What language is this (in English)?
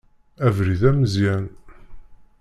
Kabyle